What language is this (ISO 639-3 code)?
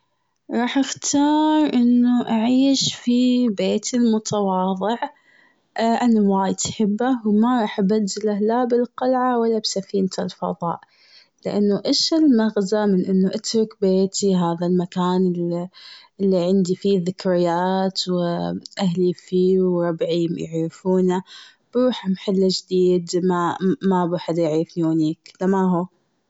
afb